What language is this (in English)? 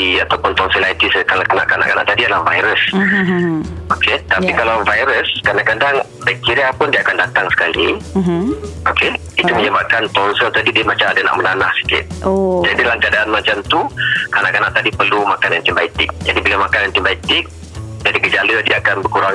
Malay